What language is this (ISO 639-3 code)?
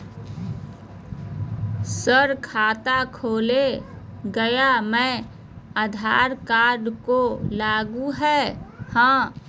mag